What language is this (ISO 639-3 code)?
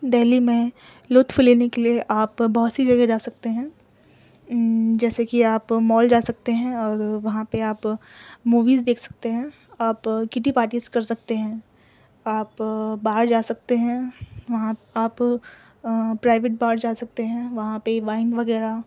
urd